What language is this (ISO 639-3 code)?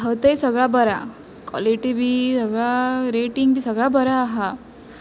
kok